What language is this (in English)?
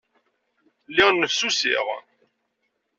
Kabyle